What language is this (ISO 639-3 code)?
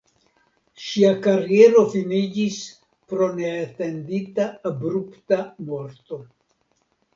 epo